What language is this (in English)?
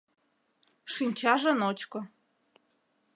Mari